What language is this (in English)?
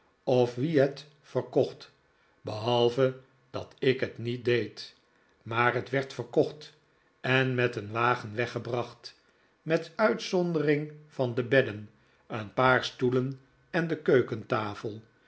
Dutch